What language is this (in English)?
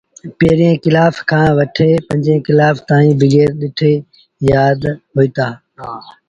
Sindhi Bhil